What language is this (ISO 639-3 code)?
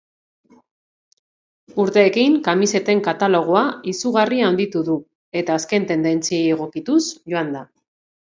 eus